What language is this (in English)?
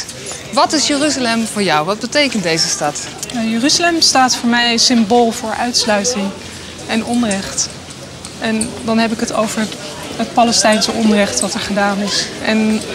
Dutch